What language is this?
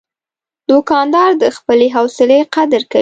Pashto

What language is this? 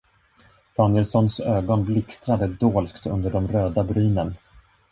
Swedish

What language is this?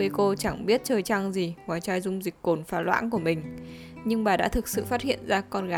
Vietnamese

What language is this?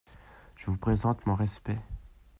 French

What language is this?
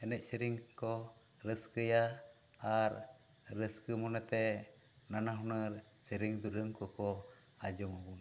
Santali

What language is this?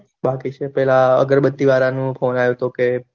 Gujarati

